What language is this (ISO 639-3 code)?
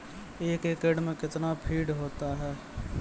mai